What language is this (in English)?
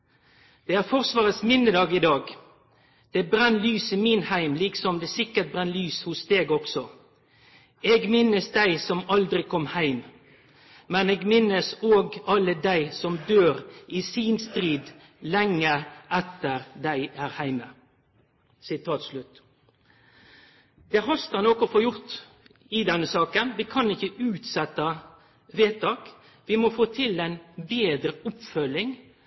Norwegian Nynorsk